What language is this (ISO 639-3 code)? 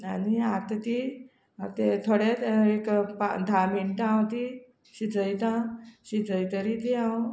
kok